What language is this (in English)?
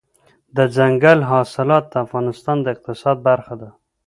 Pashto